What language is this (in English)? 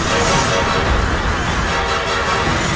Indonesian